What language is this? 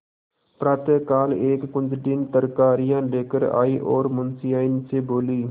Hindi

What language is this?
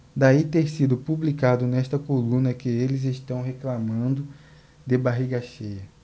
Portuguese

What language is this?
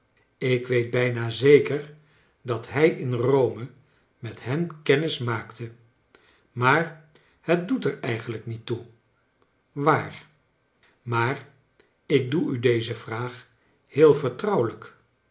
Dutch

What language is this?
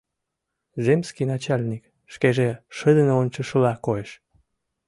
Mari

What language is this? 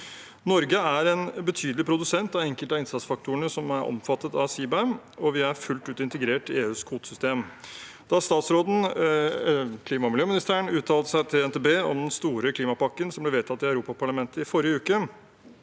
Norwegian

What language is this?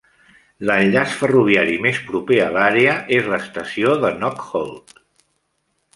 Catalan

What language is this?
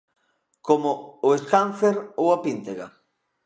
Galician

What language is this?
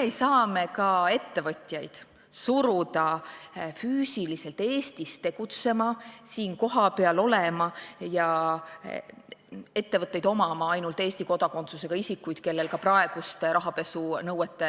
Estonian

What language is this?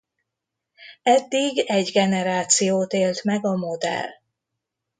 Hungarian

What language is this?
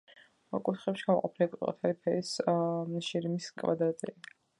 Georgian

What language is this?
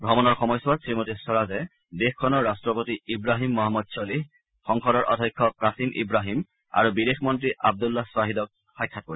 Assamese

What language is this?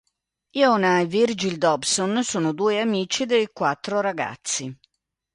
Italian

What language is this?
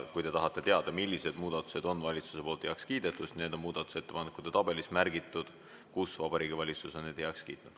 Estonian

